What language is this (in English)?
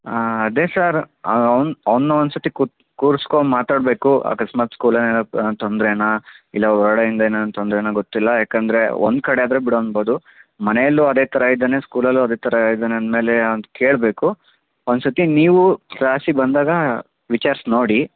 Kannada